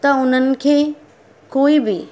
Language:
Sindhi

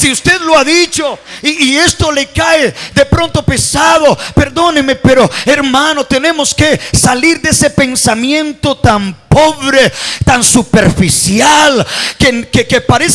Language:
Spanish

